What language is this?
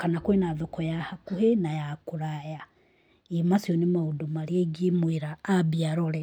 Kikuyu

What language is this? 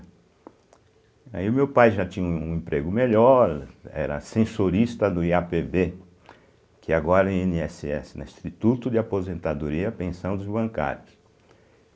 Portuguese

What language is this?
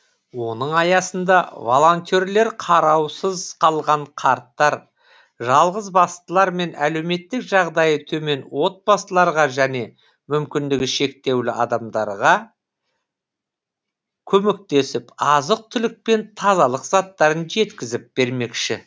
Kazakh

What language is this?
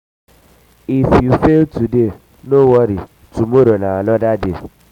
Nigerian Pidgin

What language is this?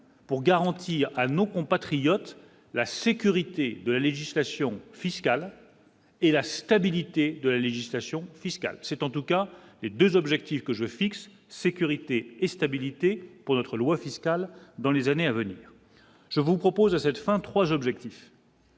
French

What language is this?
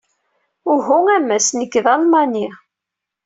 Kabyle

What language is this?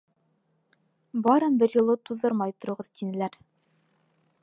Bashkir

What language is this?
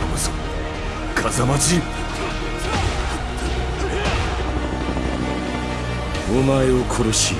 Japanese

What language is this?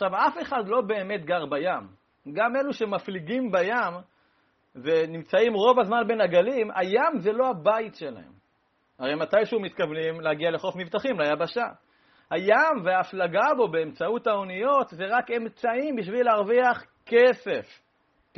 Hebrew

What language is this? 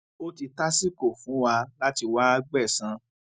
Yoruba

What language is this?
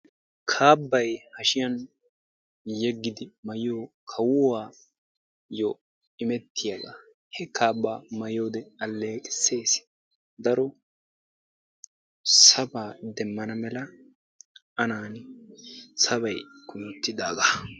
Wolaytta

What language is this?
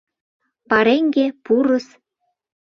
Mari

